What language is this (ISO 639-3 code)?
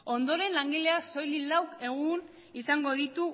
eus